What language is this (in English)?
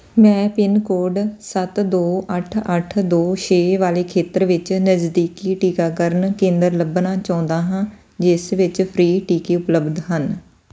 Punjabi